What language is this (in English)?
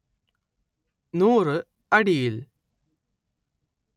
Malayalam